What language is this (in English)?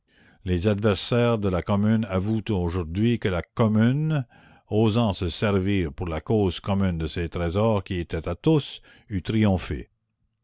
French